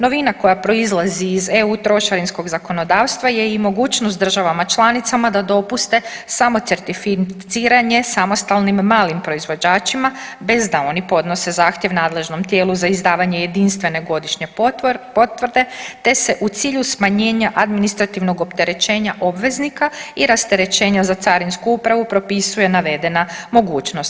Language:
Croatian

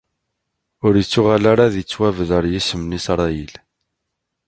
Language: Kabyle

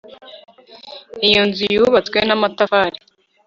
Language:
Kinyarwanda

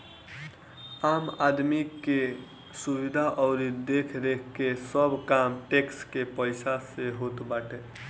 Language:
Bhojpuri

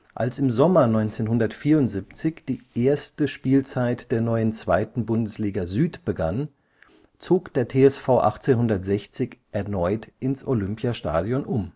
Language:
German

